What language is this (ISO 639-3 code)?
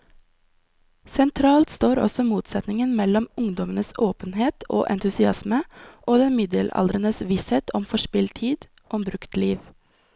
nor